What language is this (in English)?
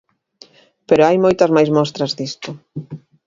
Galician